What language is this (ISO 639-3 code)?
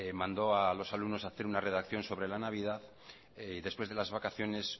spa